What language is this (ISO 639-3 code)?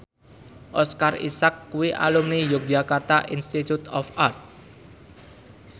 jav